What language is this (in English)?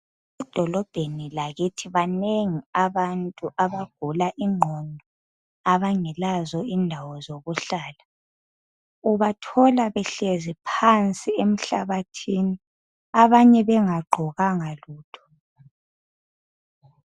North Ndebele